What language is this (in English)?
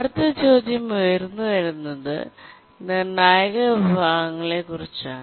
Malayalam